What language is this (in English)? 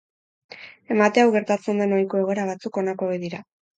Basque